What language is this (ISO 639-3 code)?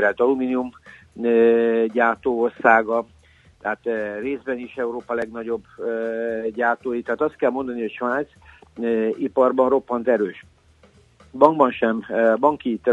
hun